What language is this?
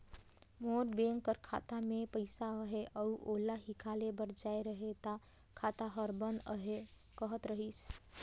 Chhattisgarhi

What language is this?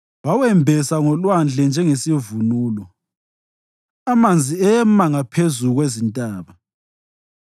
North Ndebele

